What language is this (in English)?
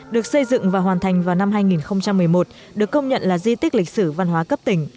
Vietnamese